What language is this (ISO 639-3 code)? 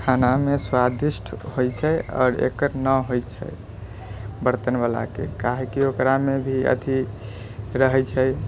mai